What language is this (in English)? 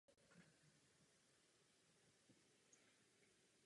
Czech